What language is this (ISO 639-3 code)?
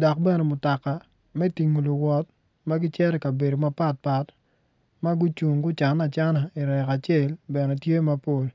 ach